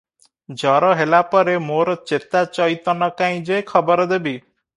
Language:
Odia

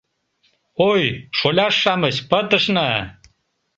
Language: Mari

